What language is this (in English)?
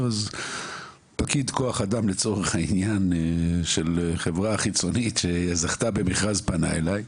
Hebrew